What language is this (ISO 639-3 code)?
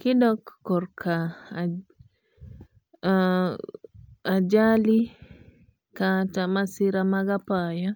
luo